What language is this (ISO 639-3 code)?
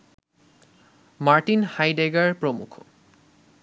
ben